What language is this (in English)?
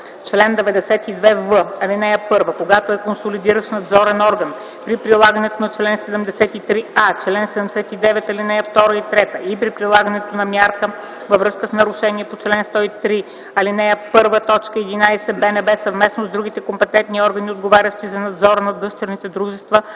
Bulgarian